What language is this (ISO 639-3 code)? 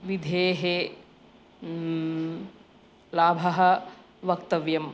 san